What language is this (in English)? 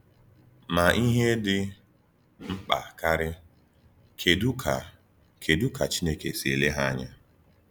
Igbo